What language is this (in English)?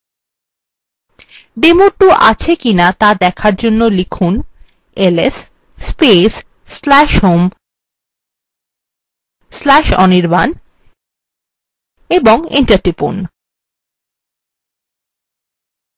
Bangla